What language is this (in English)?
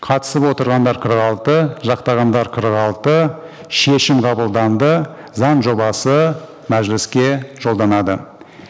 Kazakh